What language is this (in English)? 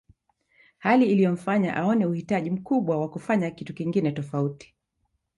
Swahili